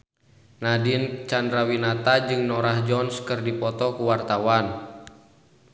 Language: Sundanese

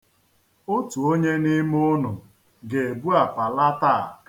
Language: Igbo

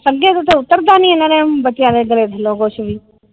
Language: Punjabi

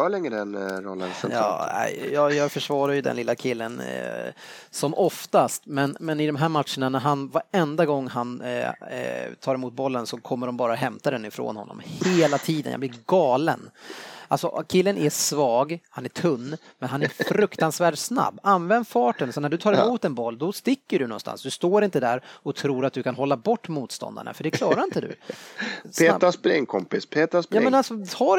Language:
Swedish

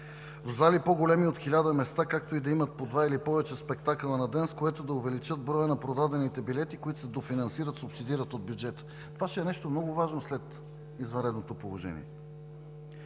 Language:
Bulgarian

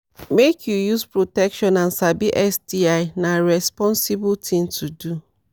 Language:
Nigerian Pidgin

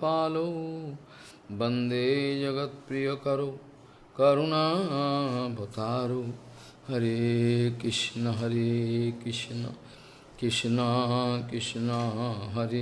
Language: Portuguese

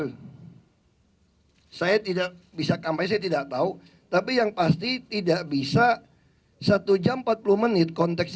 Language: Indonesian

